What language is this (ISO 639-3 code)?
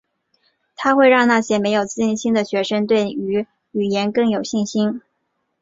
zho